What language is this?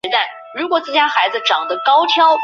Chinese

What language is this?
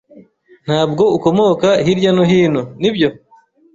Kinyarwanda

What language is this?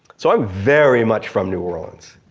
English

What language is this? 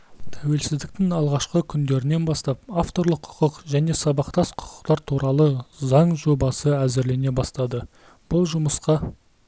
Kazakh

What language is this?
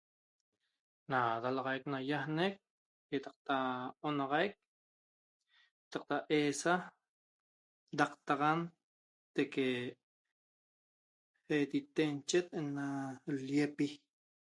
Toba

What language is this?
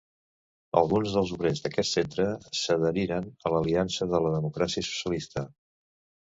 Catalan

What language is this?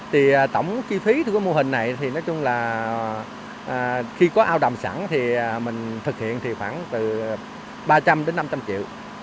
Vietnamese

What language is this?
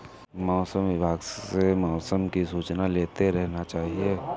Hindi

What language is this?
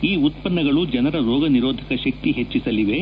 Kannada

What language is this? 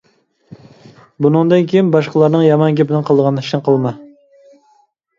Uyghur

